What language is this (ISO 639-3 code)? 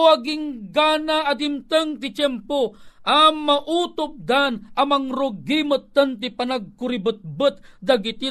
fil